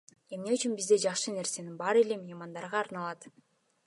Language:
Kyrgyz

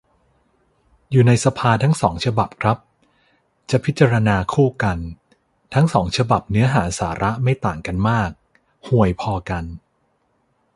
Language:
Thai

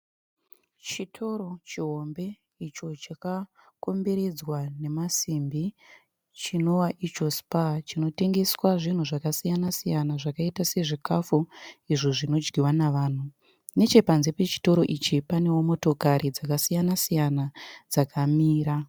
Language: Shona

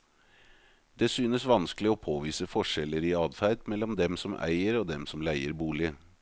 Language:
Norwegian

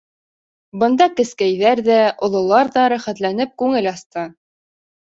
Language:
Bashkir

